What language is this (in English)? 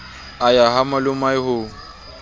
Southern Sotho